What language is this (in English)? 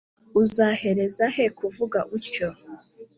Kinyarwanda